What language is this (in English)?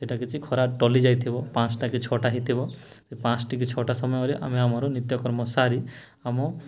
Odia